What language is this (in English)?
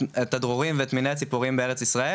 Hebrew